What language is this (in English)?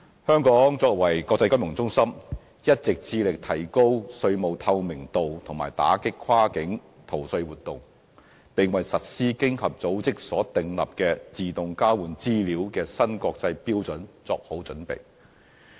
Cantonese